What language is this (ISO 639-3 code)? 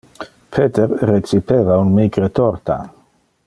ina